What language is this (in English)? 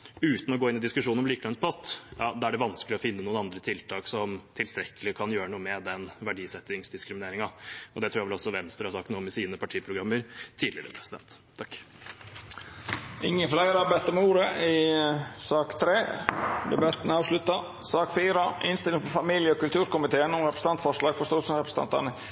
Norwegian